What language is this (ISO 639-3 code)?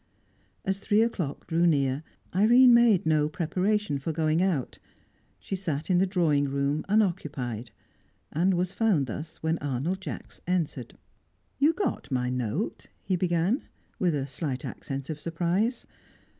eng